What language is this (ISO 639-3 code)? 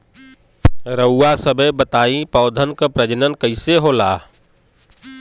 bho